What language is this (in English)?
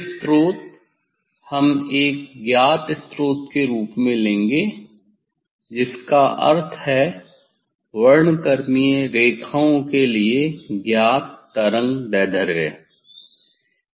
Hindi